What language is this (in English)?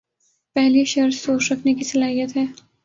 Urdu